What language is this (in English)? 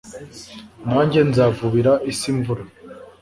Kinyarwanda